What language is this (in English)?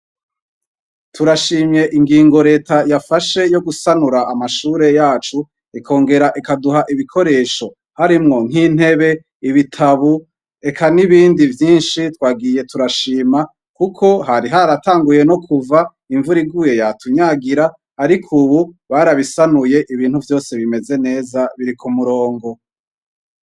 Rundi